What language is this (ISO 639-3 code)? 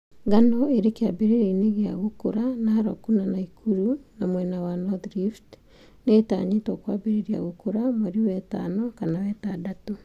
kik